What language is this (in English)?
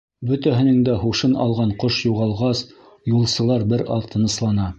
Bashkir